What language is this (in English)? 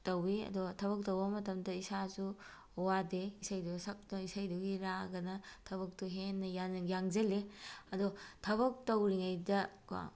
Manipuri